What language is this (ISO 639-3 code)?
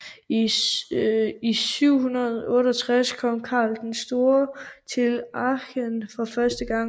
dan